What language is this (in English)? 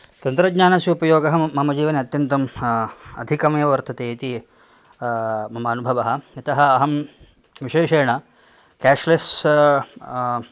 Sanskrit